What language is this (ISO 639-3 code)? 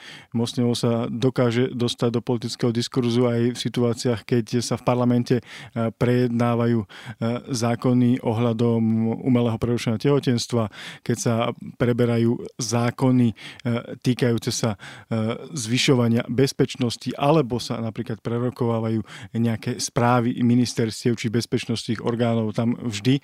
slk